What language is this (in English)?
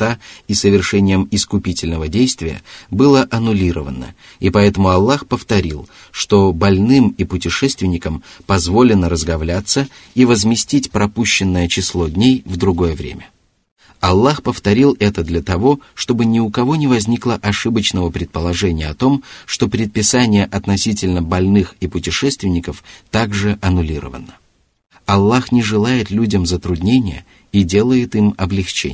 Russian